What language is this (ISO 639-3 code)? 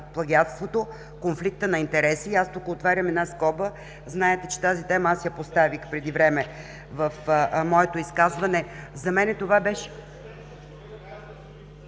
bul